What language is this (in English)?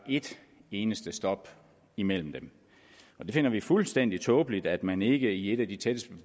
Danish